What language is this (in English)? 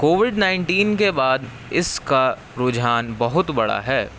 Urdu